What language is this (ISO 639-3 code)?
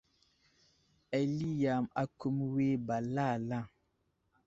udl